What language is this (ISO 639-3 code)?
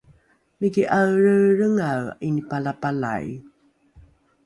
dru